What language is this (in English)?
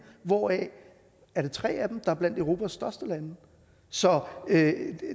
Danish